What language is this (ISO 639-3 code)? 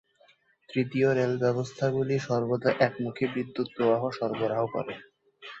ben